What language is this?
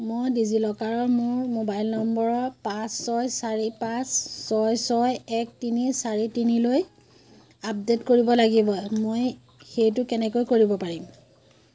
Assamese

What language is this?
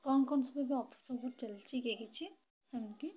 Odia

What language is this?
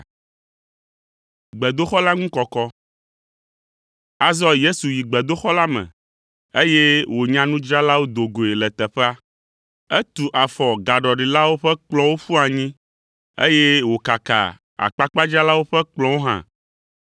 Ewe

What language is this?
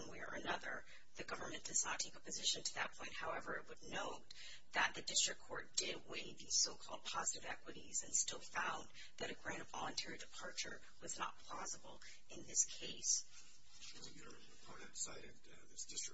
English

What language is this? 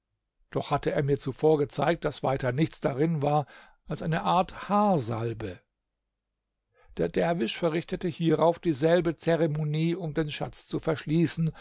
German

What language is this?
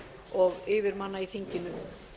Icelandic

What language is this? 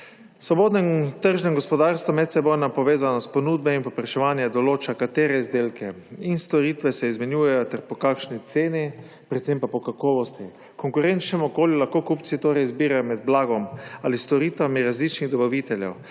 Slovenian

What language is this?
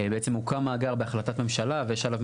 Hebrew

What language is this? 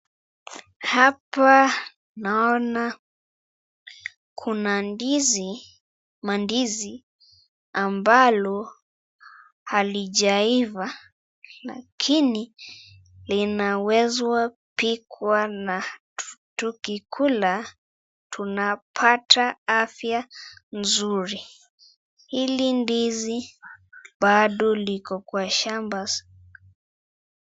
Swahili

